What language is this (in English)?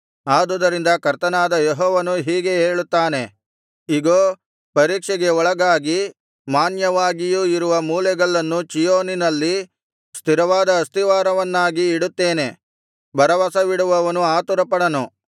Kannada